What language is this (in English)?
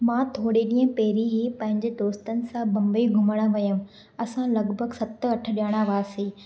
Sindhi